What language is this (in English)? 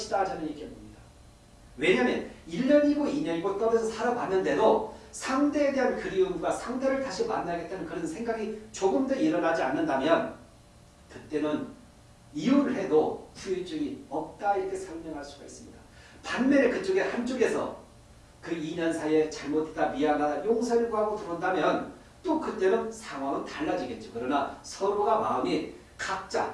Korean